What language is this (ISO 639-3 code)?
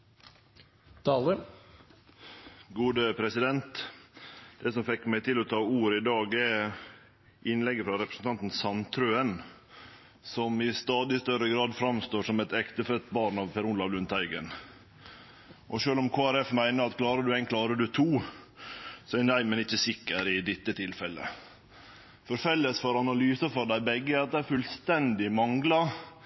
nno